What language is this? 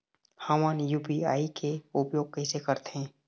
Chhattisgarhi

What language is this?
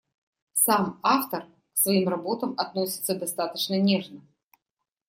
Russian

